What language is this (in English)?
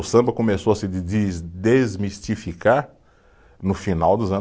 Portuguese